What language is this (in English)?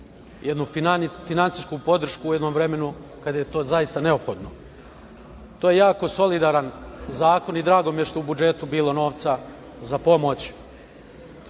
Serbian